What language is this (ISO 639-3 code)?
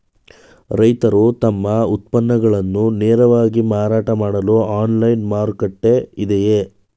kan